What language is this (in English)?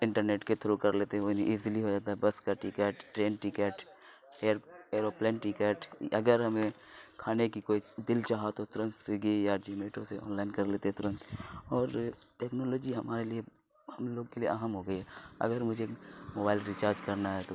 Urdu